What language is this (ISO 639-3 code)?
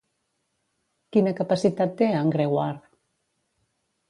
cat